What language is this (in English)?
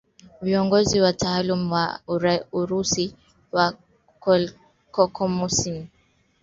Swahili